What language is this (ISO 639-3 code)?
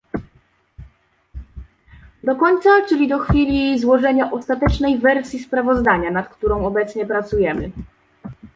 pol